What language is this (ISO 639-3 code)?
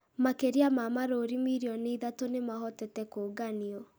kik